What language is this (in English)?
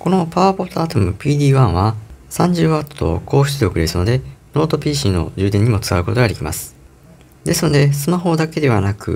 Japanese